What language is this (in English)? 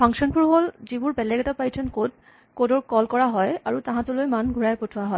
Assamese